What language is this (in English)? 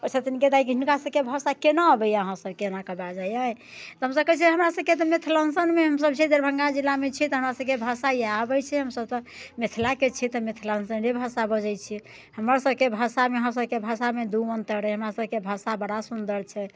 Maithili